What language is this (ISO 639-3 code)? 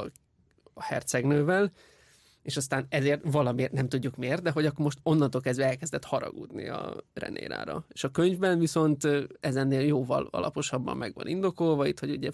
hun